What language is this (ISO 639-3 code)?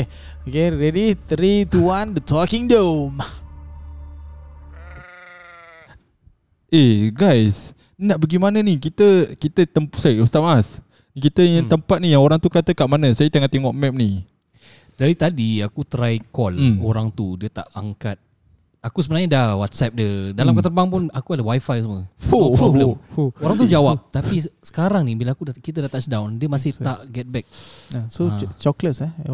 msa